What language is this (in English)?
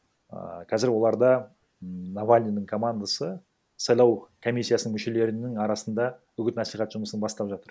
Kazakh